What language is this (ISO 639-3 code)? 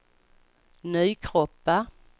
swe